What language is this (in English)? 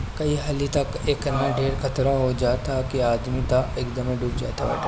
Bhojpuri